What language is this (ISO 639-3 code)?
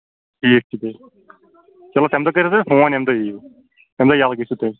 kas